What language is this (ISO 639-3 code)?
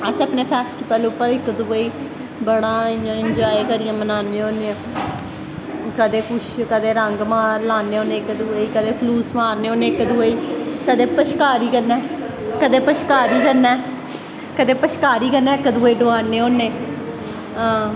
doi